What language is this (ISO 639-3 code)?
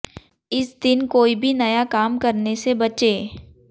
hin